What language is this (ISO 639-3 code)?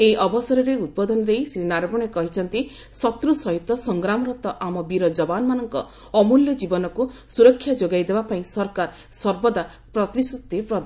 ori